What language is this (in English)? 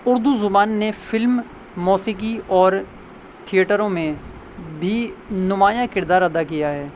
Urdu